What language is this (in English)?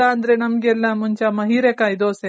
Kannada